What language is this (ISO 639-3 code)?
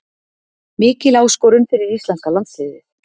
isl